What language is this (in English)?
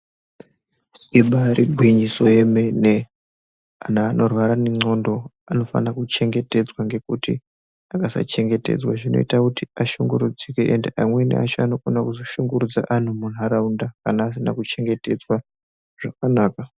Ndau